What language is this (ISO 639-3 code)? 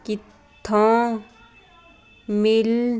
pan